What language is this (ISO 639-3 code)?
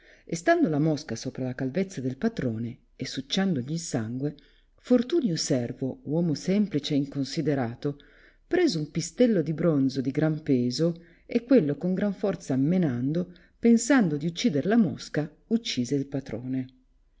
ita